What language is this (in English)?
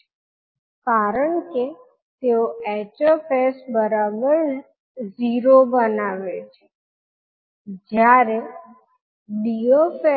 Gujarati